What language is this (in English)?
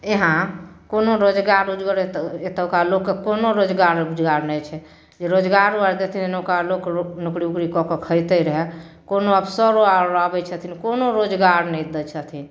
Maithili